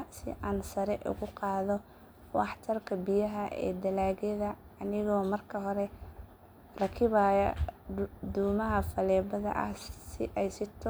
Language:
Somali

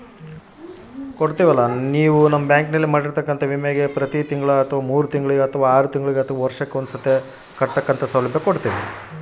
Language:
Kannada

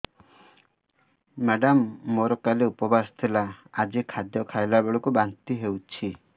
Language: Odia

